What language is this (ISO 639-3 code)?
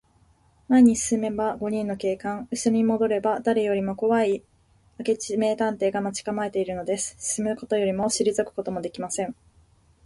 jpn